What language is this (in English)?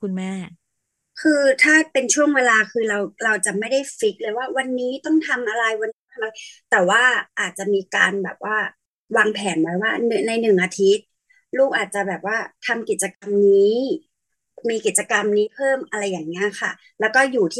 Thai